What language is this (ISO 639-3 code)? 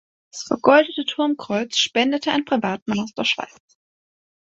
deu